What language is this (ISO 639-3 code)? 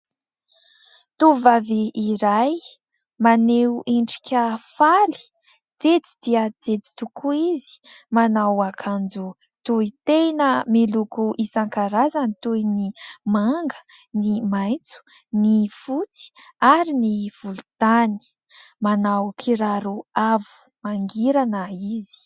mlg